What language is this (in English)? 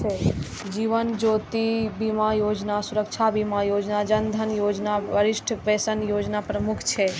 Maithili